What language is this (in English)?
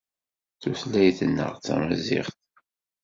Kabyle